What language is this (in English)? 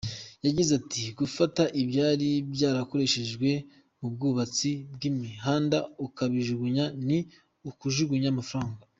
Kinyarwanda